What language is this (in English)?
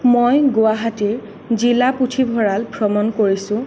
Assamese